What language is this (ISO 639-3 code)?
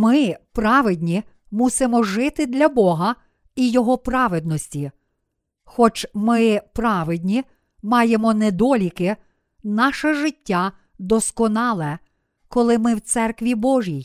ukr